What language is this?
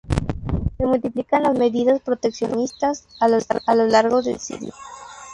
Spanish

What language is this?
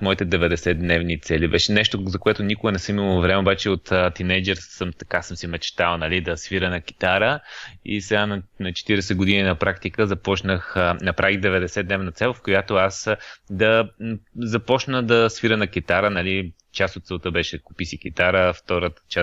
Bulgarian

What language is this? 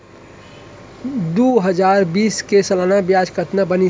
Chhattisgarhi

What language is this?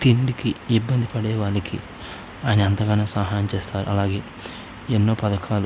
Telugu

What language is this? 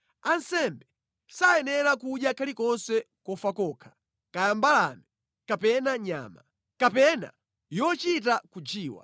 Nyanja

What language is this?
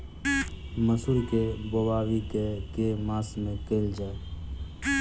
Maithili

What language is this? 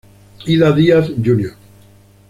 Spanish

